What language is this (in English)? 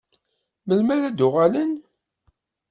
Kabyle